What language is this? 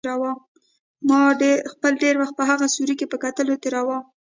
Pashto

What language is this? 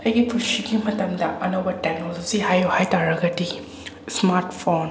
Manipuri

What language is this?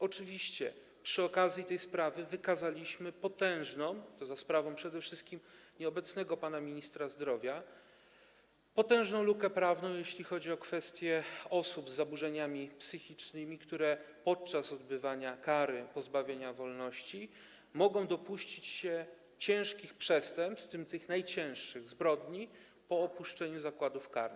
Polish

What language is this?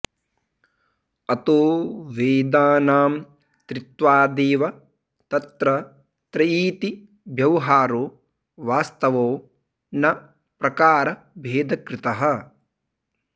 Sanskrit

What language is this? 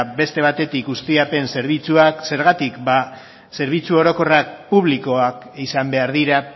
Basque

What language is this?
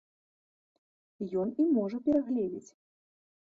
Belarusian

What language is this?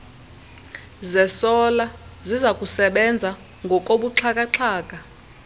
Xhosa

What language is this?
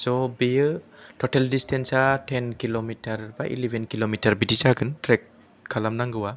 Bodo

